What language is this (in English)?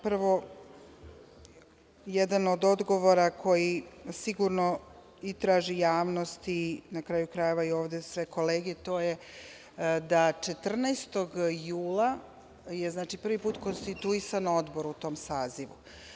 Serbian